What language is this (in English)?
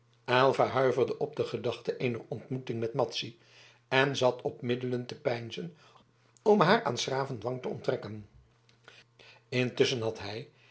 Dutch